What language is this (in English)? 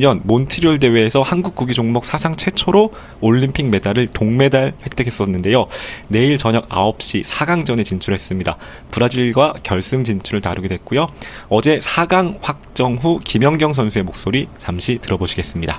Korean